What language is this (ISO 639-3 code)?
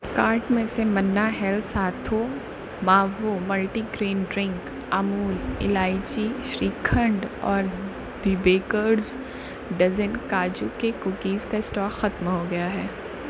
urd